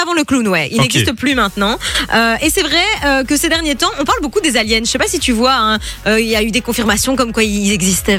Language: French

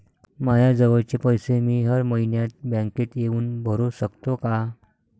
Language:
Marathi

